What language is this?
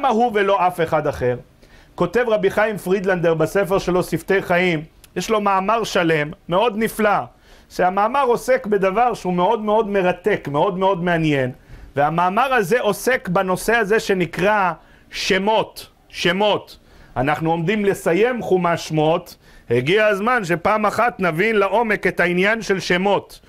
Hebrew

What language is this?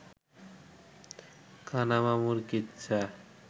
Bangla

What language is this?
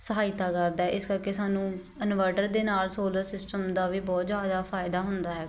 Punjabi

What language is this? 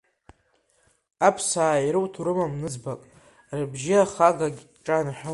Abkhazian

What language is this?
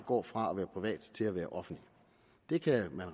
Danish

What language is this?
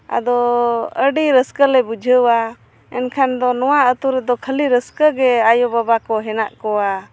Santali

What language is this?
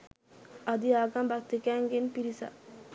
Sinhala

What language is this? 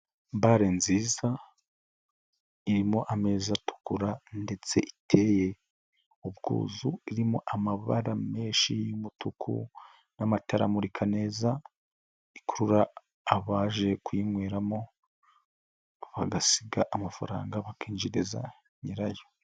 Kinyarwanda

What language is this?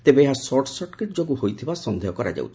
Odia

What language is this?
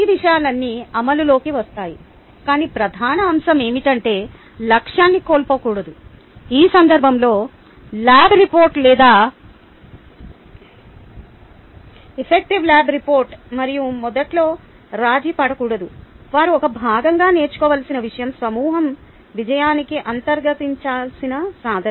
Telugu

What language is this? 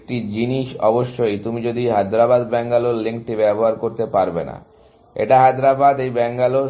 Bangla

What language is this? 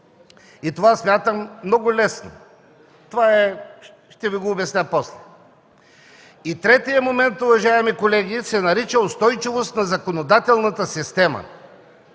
Bulgarian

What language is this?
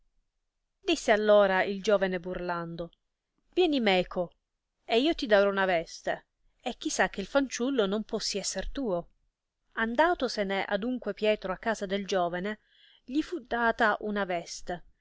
Italian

